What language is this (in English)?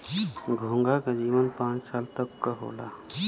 Bhojpuri